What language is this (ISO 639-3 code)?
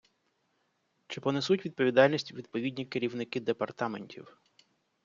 ukr